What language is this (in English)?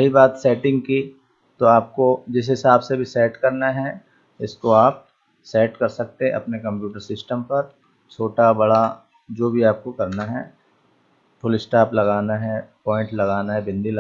Hindi